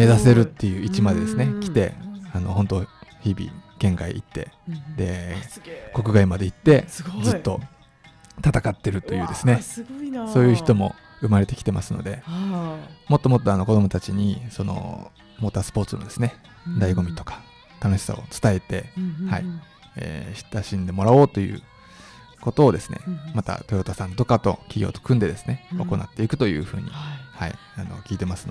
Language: Japanese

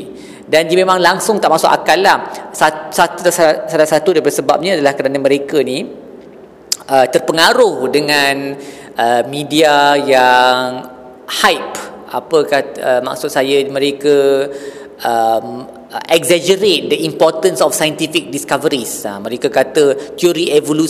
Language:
Malay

